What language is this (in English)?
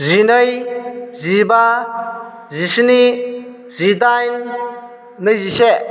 Bodo